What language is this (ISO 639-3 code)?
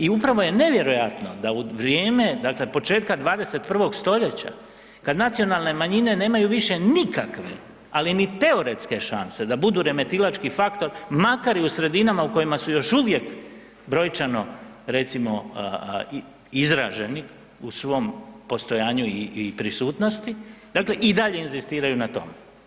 hrv